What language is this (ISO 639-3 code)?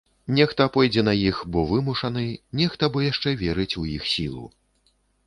bel